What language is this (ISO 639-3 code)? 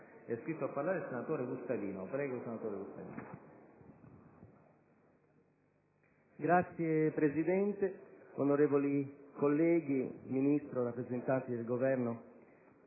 ita